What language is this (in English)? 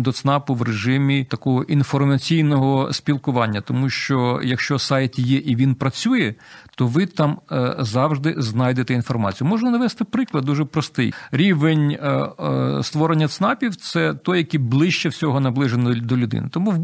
Ukrainian